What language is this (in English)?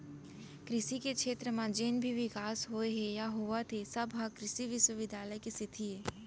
Chhattisgarhi